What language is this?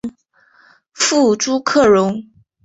Chinese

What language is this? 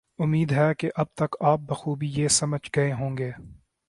Urdu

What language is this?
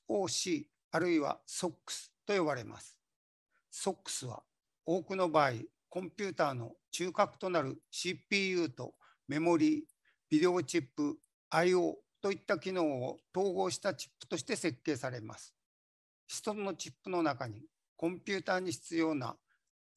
Japanese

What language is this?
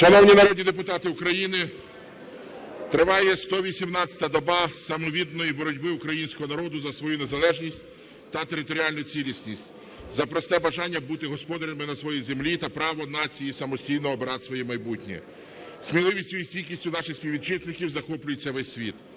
Ukrainian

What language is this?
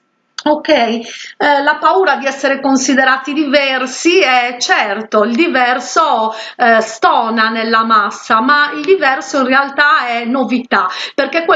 Italian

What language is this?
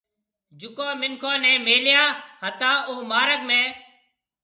Marwari (Pakistan)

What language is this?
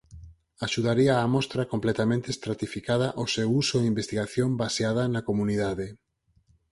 Galician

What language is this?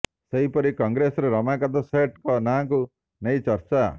Odia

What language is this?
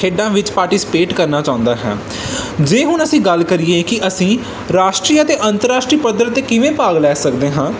Punjabi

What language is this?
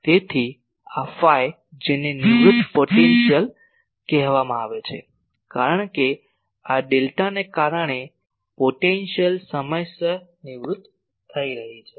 Gujarati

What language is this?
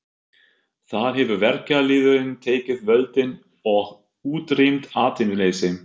Icelandic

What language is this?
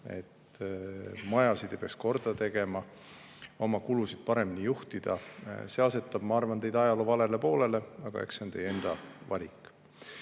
Estonian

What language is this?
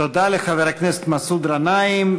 Hebrew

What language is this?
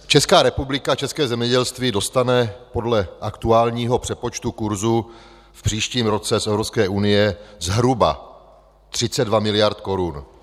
Czech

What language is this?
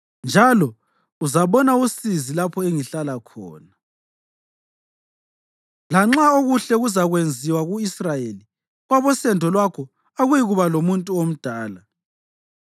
North Ndebele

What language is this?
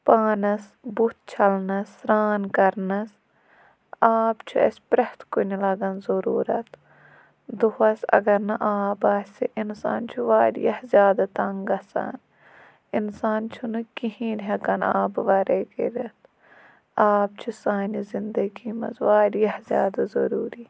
Kashmiri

